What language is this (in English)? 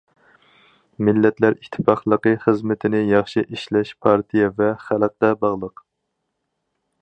Uyghur